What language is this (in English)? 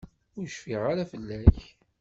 Kabyle